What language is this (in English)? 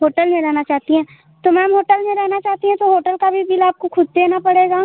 Hindi